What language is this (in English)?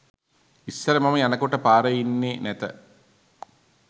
Sinhala